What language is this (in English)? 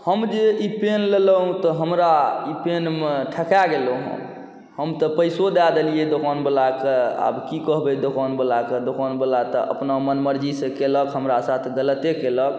Maithili